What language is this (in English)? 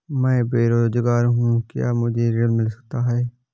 Hindi